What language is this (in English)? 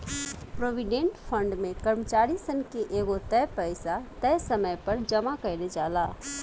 Bhojpuri